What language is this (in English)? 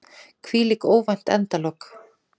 Icelandic